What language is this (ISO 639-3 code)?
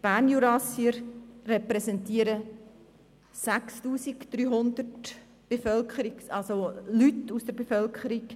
gsw